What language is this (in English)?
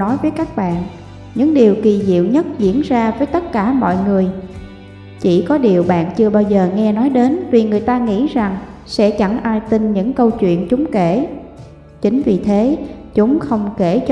Vietnamese